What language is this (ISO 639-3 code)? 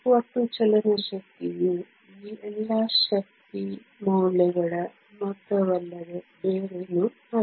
kan